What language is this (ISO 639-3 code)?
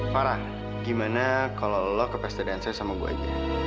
ind